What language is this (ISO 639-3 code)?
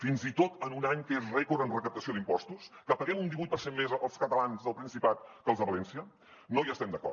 cat